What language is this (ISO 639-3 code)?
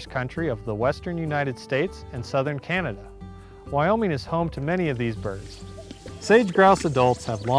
eng